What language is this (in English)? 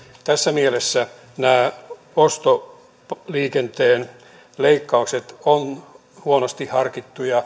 Finnish